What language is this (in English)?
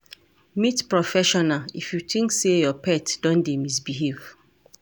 Nigerian Pidgin